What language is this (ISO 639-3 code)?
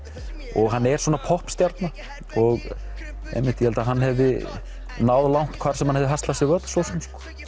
isl